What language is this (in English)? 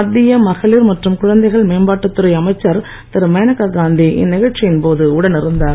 Tamil